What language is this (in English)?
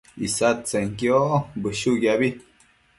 Matsés